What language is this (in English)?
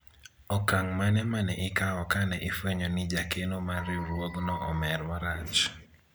Luo (Kenya and Tanzania)